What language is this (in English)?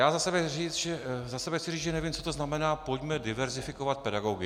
Czech